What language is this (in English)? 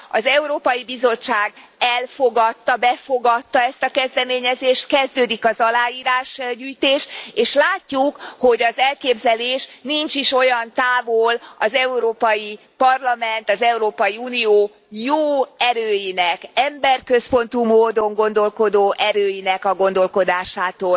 Hungarian